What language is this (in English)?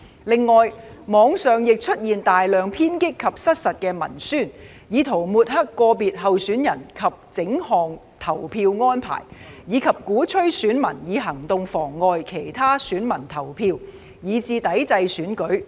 Cantonese